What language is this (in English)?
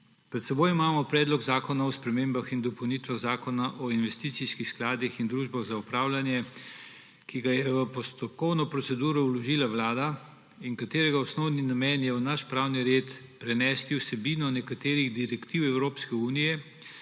Slovenian